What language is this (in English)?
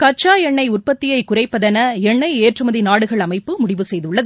Tamil